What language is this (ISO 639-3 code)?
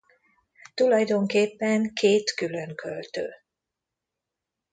hun